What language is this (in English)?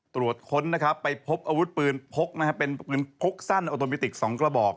Thai